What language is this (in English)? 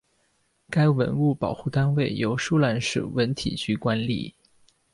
Chinese